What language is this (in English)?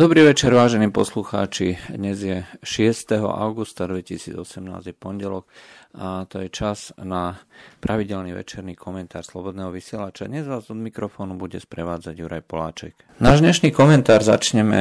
Slovak